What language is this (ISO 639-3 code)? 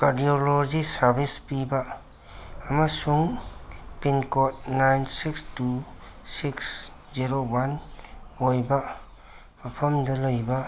mni